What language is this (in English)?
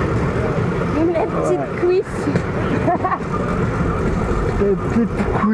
French